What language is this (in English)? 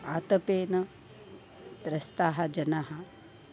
Sanskrit